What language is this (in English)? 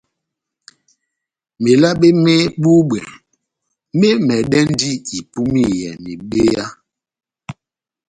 Batanga